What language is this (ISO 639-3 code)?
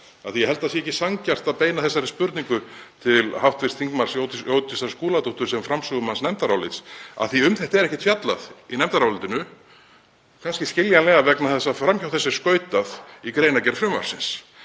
isl